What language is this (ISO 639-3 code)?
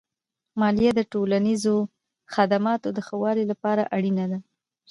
pus